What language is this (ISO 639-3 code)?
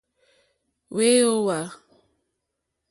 bri